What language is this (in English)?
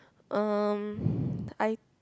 English